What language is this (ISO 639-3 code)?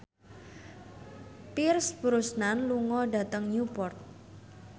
jav